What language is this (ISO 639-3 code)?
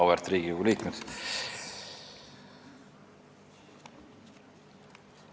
est